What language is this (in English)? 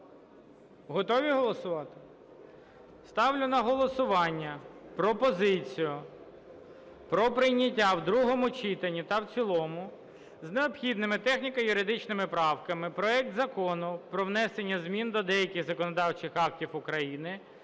Ukrainian